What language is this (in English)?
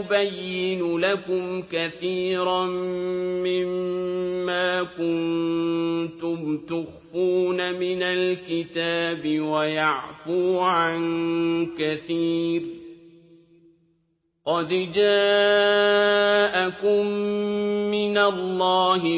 Arabic